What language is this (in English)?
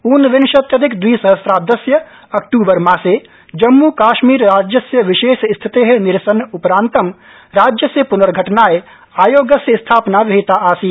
Sanskrit